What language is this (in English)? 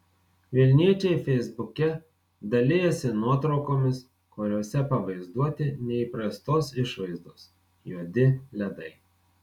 Lithuanian